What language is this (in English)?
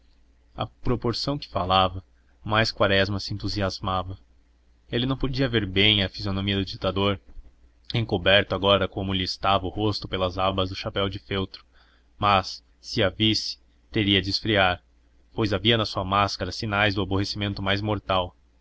Portuguese